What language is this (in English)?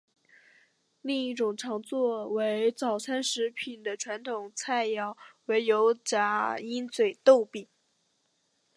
Chinese